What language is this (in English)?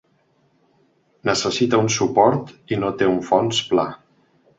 Catalan